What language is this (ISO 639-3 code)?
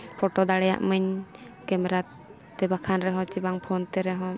sat